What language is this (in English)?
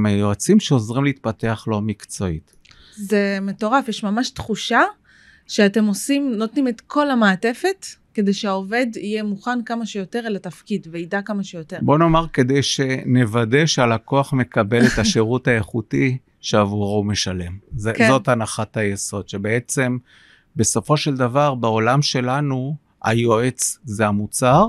Hebrew